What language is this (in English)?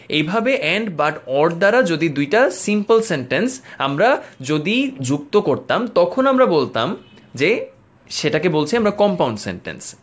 Bangla